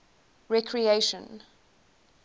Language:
English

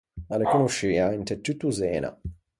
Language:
Ligurian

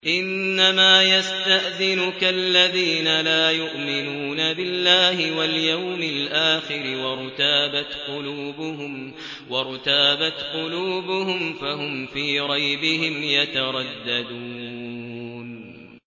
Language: Arabic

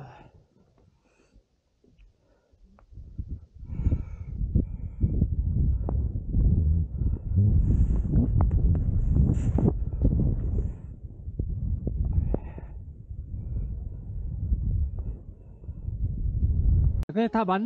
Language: Korean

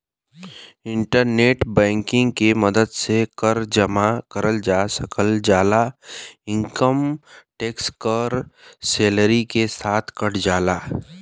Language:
Bhojpuri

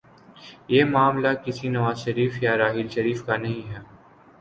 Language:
Urdu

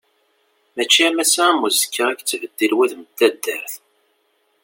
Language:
Kabyle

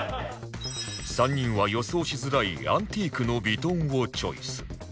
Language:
Japanese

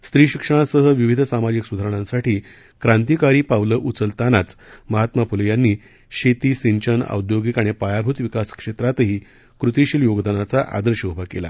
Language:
Marathi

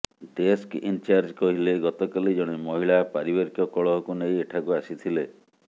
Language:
Odia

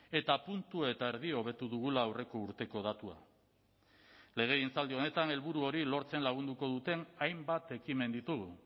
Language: Basque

